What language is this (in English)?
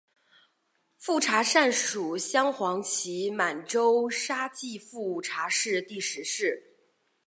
Chinese